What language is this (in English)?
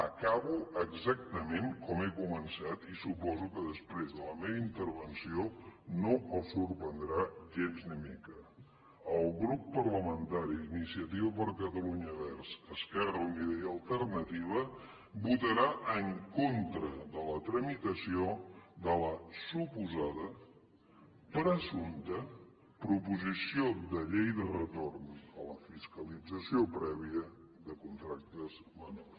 Catalan